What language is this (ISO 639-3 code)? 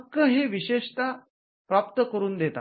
mar